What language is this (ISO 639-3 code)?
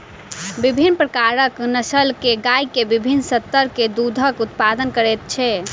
mai